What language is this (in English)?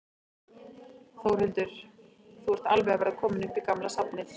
Icelandic